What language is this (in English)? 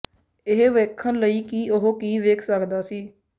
Punjabi